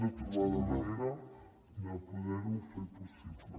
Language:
Catalan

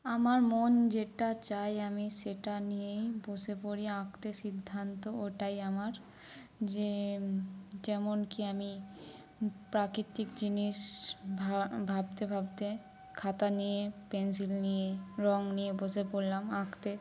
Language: Bangla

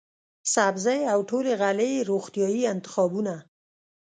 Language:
Pashto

